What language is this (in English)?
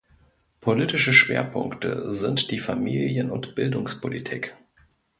German